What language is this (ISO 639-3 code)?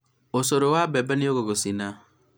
kik